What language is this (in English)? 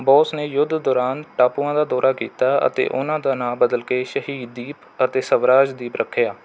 Punjabi